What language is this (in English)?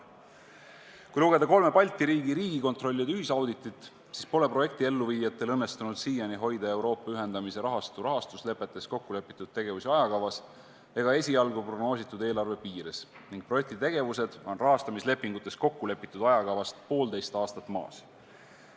Estonian